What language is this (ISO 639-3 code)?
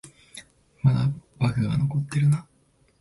jpn